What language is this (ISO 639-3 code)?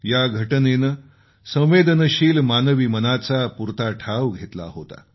mar